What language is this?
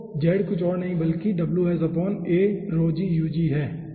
Hindi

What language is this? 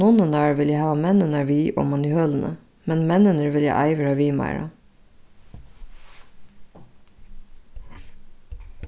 Faroese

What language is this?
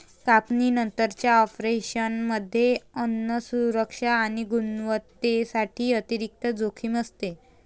Marathi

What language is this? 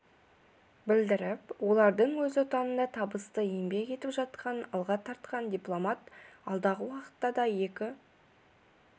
Kazakh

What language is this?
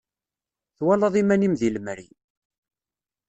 Kabyle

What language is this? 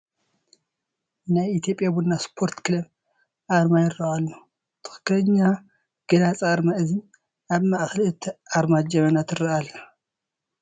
Tigrinya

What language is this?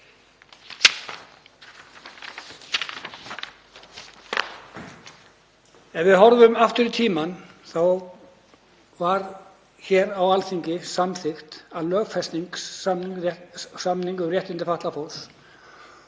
Icelandic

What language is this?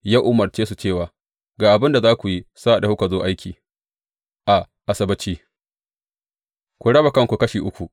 Hausa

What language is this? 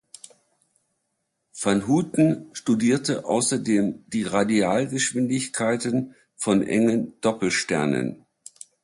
German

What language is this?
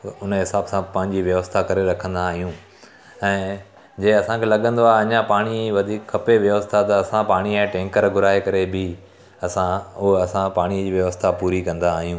Sindhi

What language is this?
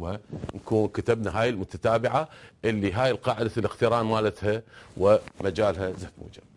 Arabic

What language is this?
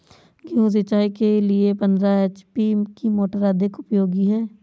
Hindi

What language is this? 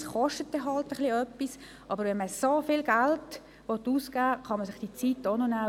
Swiss German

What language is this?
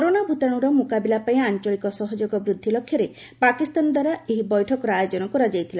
Odia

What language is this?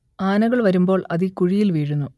Malayalam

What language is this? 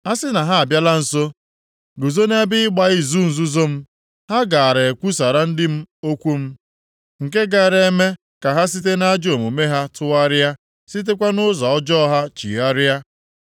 Igbo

